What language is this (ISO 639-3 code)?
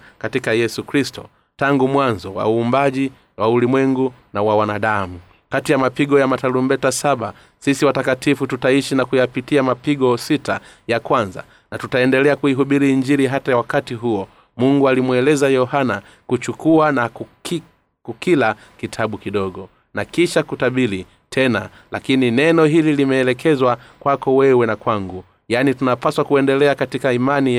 swa